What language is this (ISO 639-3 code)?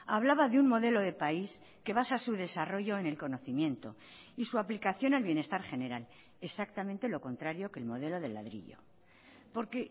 spa